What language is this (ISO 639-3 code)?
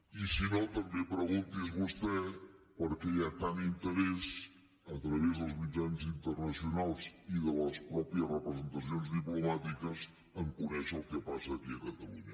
cat